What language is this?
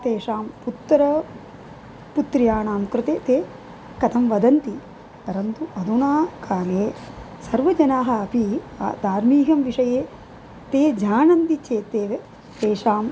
Sanskrit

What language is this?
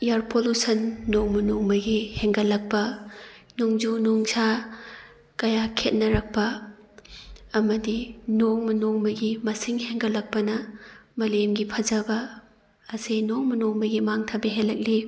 Manipuri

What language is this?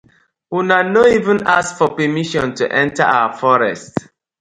Nigerian Pidgin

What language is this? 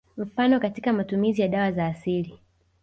Swahili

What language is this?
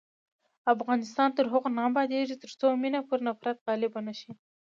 Pashto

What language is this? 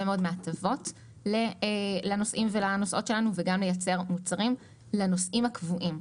Hebrew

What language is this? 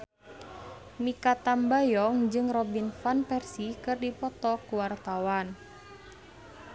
Sundanese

